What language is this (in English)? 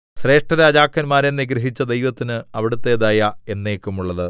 Malayalam